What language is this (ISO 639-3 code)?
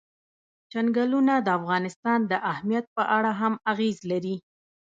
pus